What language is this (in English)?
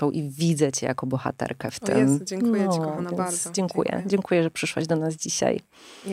Polish